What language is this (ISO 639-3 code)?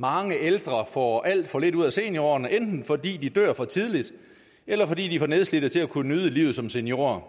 dan